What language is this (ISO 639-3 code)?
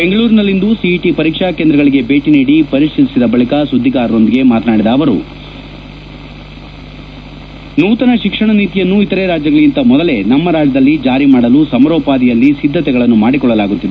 kan